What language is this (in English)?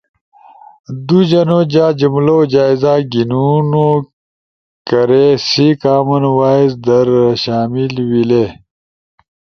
Ushojo